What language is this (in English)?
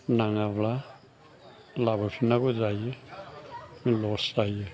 Bodo